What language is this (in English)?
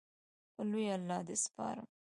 Pashto